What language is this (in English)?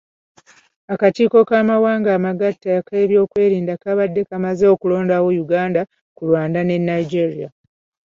Ganda